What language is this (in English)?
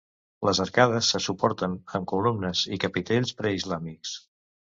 Catalan